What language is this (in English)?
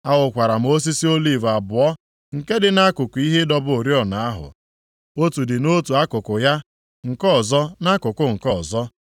Igbo